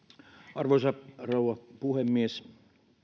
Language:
Finnish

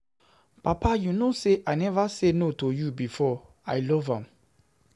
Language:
Nigerian Pidgin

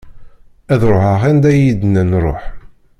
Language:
Kabyle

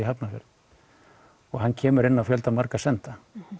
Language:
Icelandic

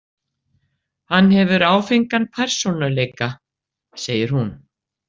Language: Icelandic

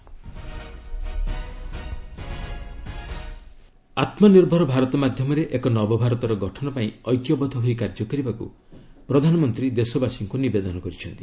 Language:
Odia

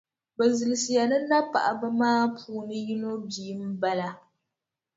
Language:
Dagbani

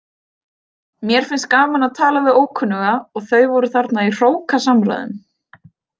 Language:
Icelandic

